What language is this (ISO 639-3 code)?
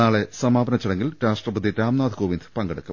mal